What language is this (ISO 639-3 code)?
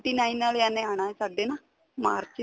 pan